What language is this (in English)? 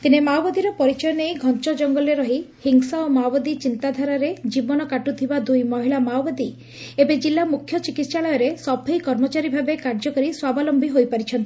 Odia